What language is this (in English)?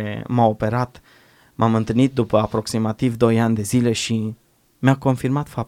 Romanian